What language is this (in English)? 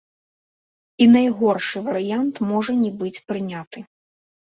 Belarusian